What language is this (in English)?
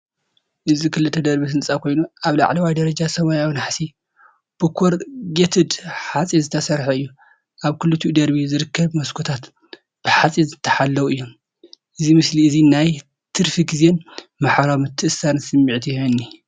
Tigrinya